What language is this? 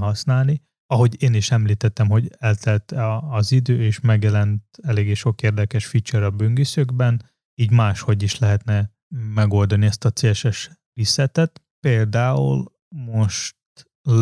Hungarian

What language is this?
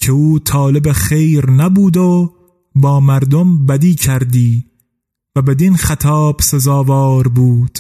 Persian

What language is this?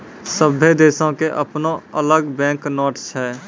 Maithili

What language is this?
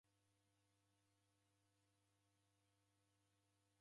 Taita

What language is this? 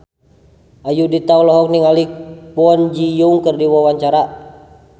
Sundanese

